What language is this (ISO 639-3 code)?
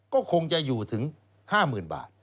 tha